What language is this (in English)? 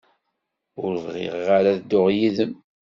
Kabyle